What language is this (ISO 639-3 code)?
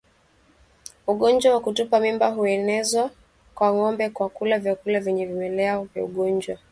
swa